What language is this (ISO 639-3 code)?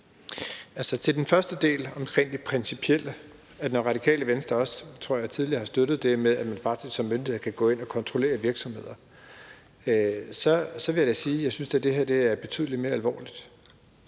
dan